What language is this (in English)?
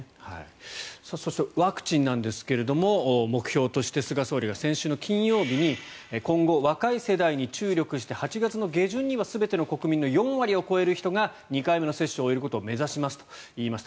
Japanese